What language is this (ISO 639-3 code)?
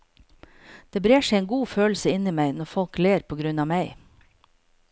nor